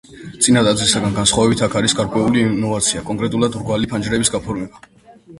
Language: Georgian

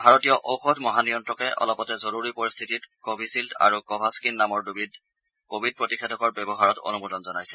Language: Assamese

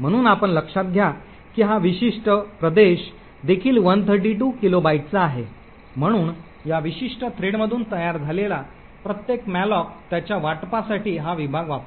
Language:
Marathi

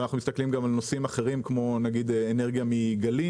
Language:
Hebrew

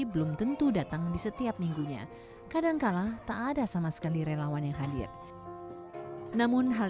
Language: Indonesian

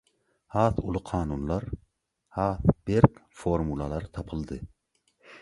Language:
Turkmen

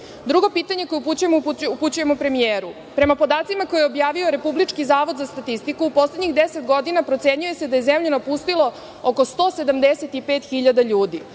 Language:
Serbian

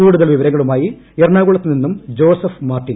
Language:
Malayalam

